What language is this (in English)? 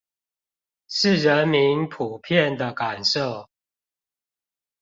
Chinese